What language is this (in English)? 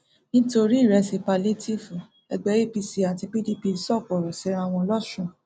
Yoruba